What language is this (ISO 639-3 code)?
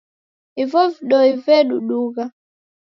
dav